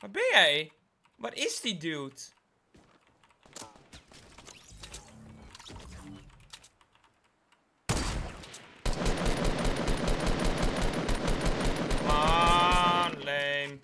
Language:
Dutch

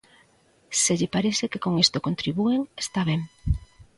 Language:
Galician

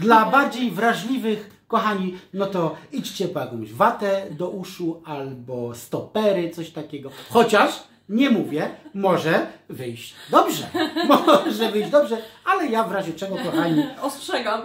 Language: Polish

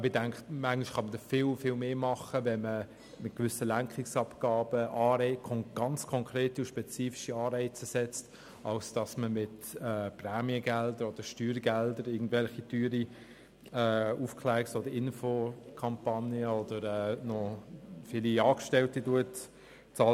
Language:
Swiss German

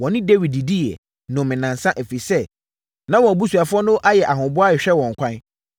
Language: Akan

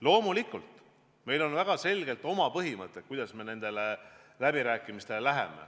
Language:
Estonian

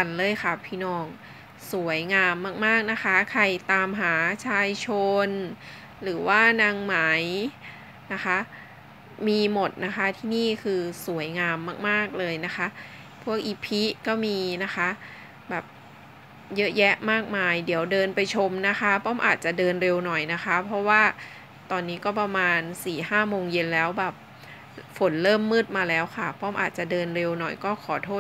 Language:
Thai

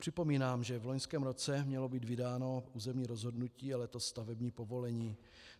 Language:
Czech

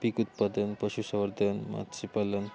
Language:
Marathi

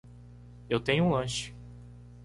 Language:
Portuguese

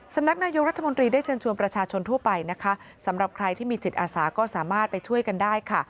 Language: Thai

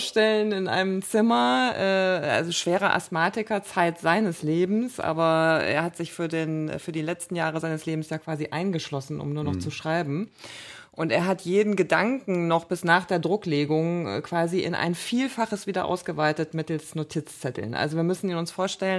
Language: German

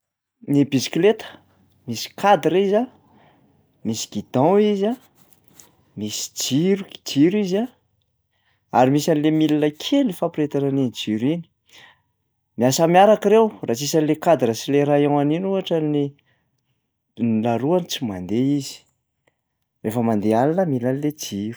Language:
Malagasy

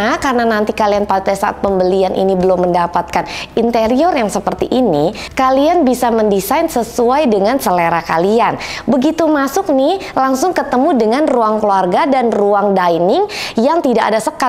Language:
Indonesian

